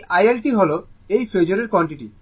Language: Bangla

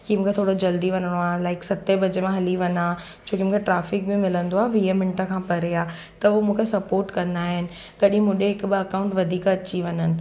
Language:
Sindhi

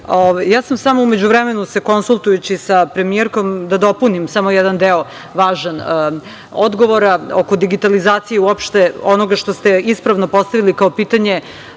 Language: Serbian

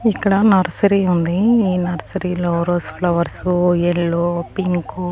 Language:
Telugu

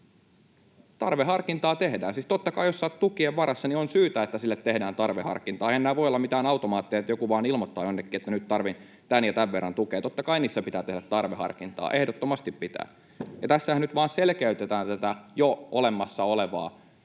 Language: Finnish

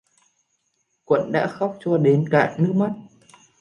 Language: Vietnamese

